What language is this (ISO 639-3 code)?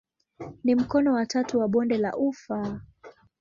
swa